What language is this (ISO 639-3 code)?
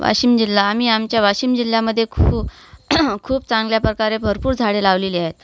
mar